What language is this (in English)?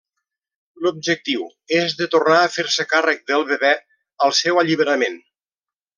Catalan